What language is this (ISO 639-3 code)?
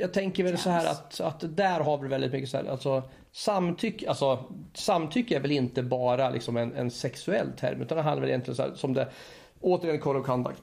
swe